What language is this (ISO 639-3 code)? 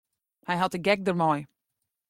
fry